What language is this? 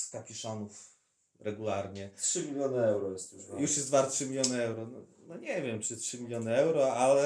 Polish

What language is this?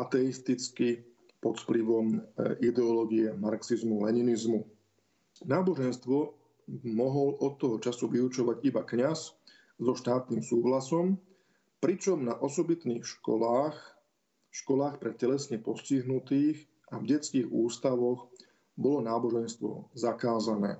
Slovak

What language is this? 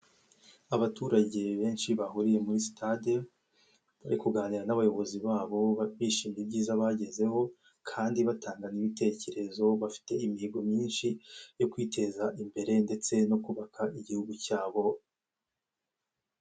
Kinyarwanda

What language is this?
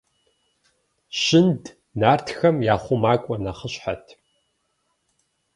Kabardian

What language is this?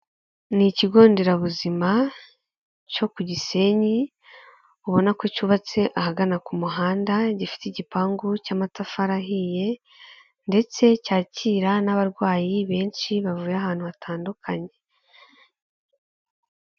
Kinyarwanda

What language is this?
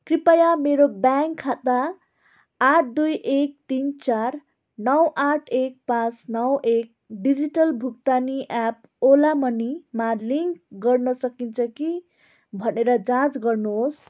Nepali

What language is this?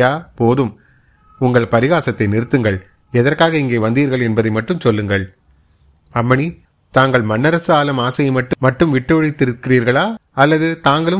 Tamil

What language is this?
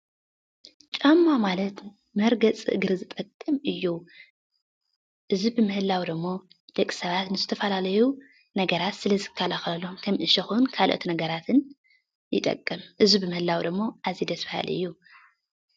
Tigrinya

